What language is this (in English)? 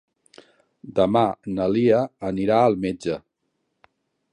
Catalan